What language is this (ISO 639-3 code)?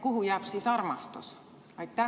est